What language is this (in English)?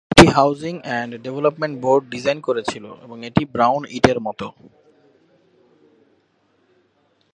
Bangla